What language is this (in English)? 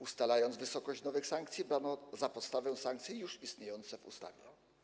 Polish